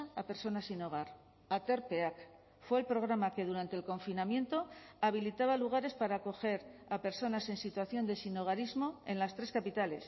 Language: Spanish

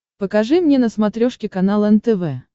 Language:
Russian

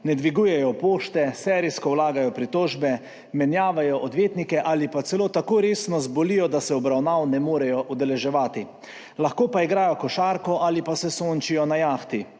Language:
Slovenian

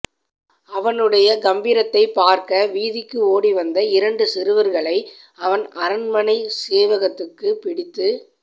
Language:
Tamil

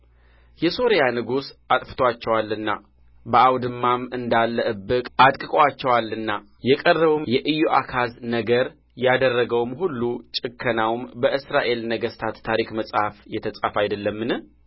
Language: Amharic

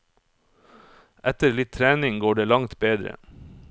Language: Norwegian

